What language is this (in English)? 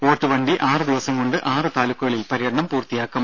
Malayalam